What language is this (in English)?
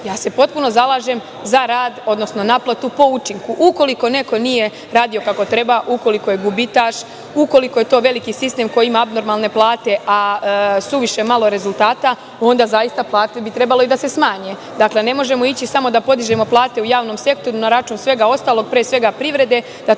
Serbian